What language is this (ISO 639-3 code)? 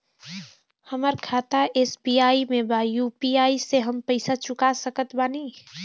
bho